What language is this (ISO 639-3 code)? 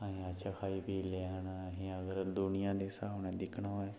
doi